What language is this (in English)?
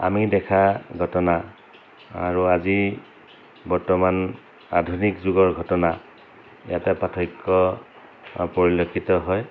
Assamese